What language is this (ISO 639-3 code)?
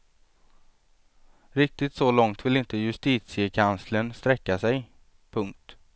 swe